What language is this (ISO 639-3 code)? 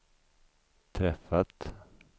swe